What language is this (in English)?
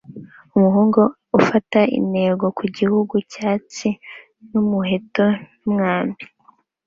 Kinyarwanda